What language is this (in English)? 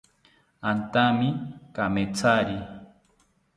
South Ucayali Ashéninka